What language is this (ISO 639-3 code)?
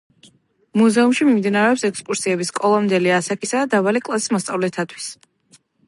kat